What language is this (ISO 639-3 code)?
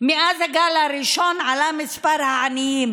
heb